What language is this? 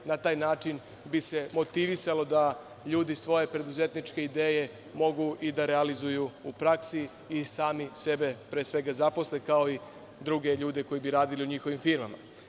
Serbian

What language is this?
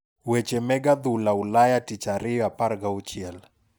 Luo (Kenya and Tanzania)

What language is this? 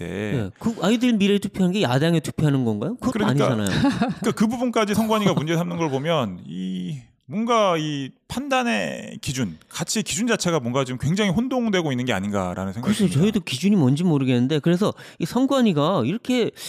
Korean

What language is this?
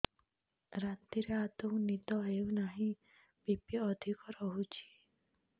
Odia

